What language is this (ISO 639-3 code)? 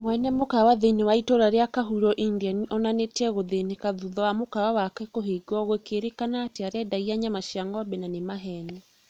kik